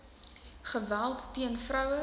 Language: Afrikaans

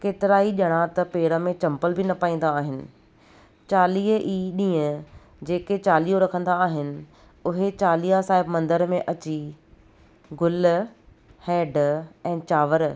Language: Sindhi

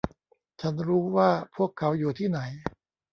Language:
Thai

